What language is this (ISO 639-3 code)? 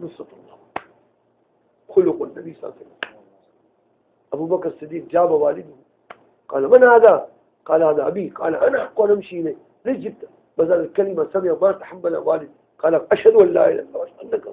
ara